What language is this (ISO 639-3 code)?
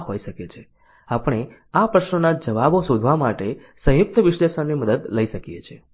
guj